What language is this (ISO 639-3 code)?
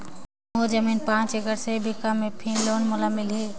hne